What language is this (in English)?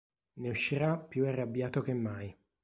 Italian